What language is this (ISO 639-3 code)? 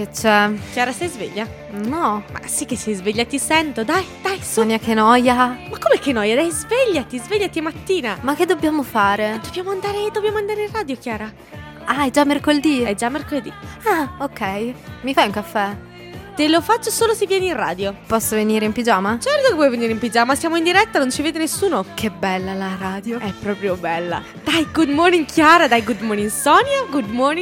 ita